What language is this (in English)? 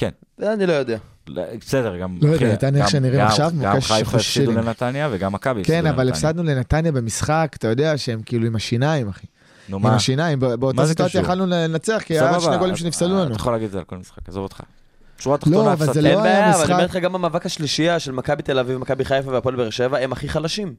Hebrew